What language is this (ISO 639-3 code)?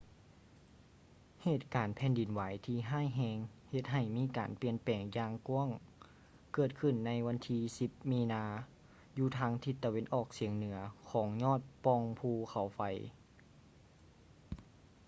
lao